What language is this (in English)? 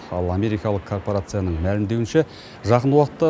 Kazakh